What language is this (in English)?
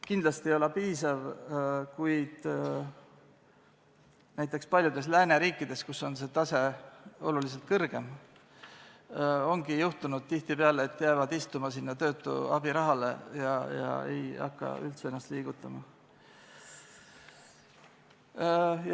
Estonian